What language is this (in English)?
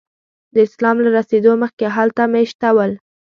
Pashto